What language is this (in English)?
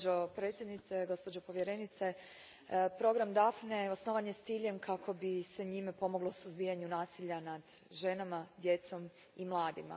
Croatian